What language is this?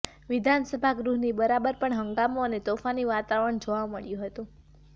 Gujarati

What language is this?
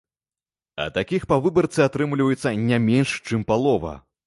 Belarusian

